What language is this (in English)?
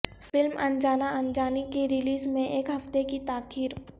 Urdu